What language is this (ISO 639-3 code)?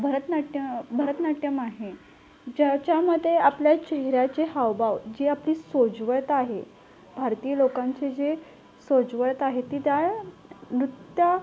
mar